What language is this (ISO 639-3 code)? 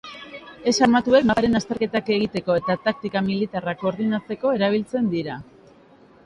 eus